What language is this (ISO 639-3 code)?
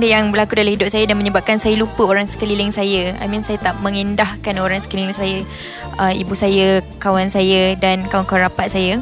msa